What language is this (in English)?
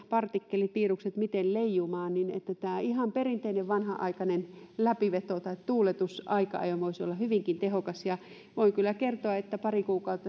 Finnish